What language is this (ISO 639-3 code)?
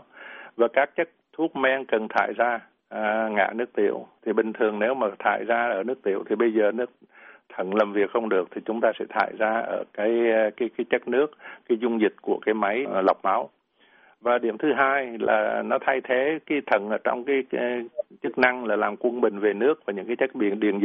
vie